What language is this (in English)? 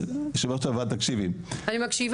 Hebrew